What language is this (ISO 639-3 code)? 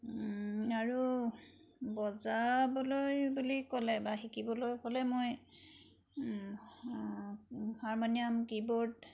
asm